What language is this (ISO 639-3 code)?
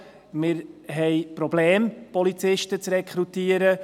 gsw